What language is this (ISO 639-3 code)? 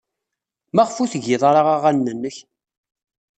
kab